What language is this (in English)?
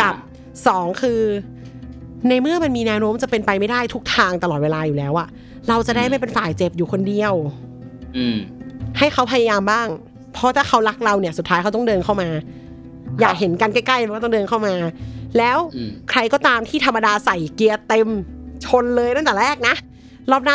Thai